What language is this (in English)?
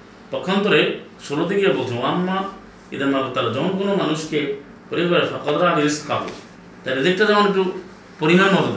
Bangla